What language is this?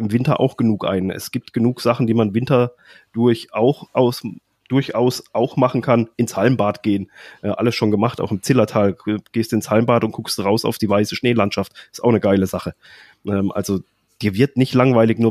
German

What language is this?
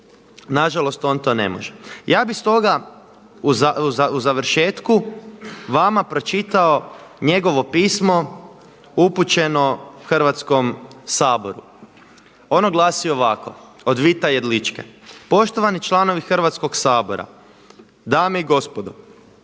Croatian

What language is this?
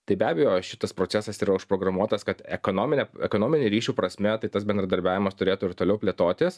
Lithuanian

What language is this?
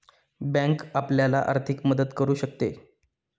Marathi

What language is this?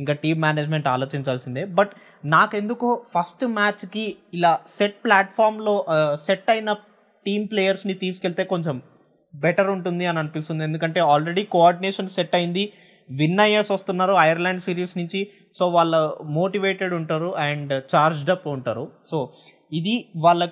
Telugu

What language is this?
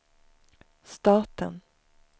Swedish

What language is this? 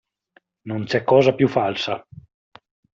Italian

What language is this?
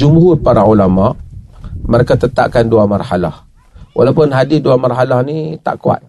Malay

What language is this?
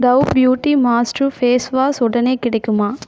Tamil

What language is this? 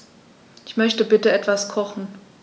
German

